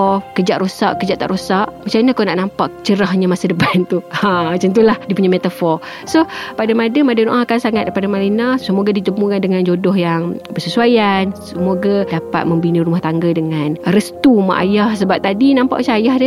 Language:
Malay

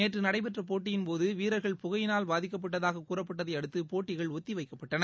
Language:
Tamil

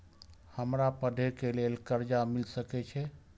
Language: Maithili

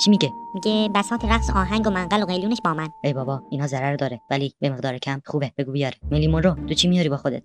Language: Persian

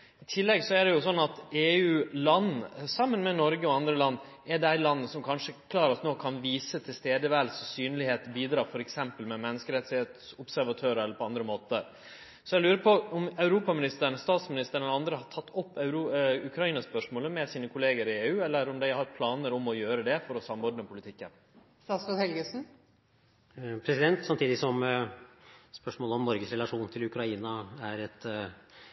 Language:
Norwegian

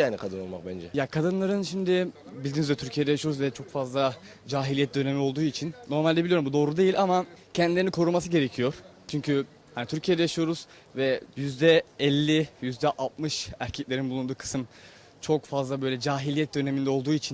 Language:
Turkish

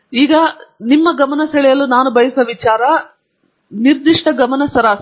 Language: Kannada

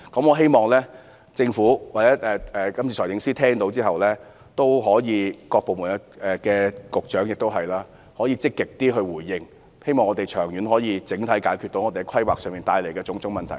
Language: Cantonese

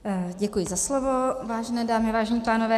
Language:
Czech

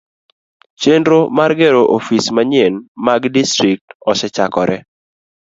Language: Luo (Kenya and Tanzania)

